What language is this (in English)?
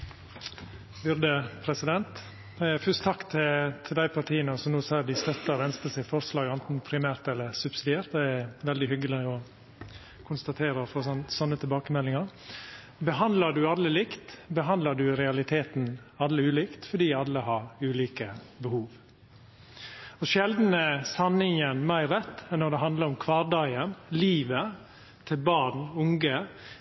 Norwegian Nynorsk